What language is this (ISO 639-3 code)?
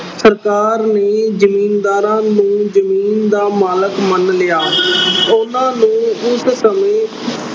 pan